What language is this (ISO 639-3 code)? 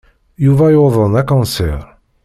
kab